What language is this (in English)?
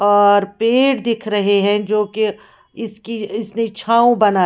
Hindi